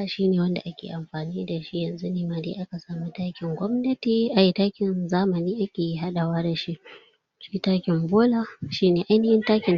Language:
Hausa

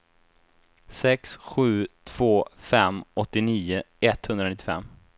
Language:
Swedish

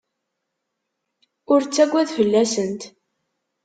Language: Kabyle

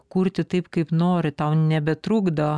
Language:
Lithuanian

